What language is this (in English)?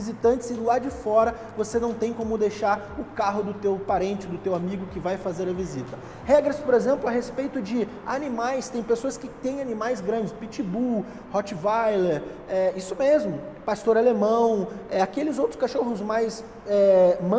Portuguese